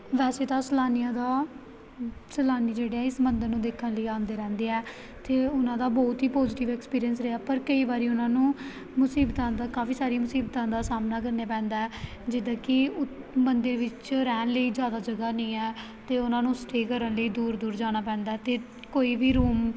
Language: Punjabi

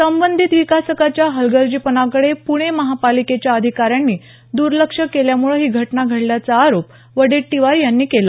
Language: Marathi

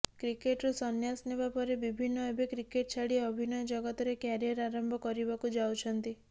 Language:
Odia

